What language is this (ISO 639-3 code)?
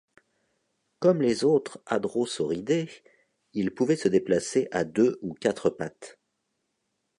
fra